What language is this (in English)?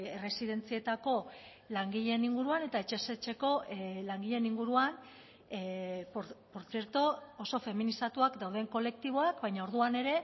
Basque